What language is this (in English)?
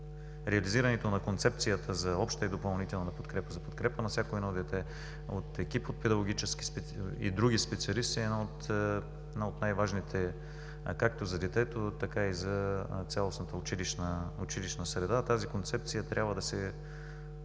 Bulgarian